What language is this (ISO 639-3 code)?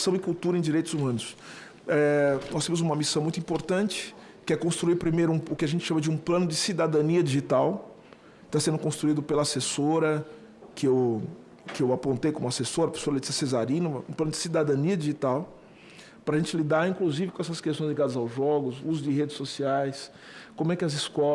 por